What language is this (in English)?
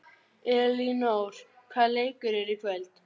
Icelandic